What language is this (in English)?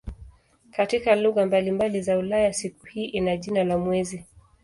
Swahili